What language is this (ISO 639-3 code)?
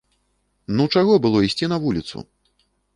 bel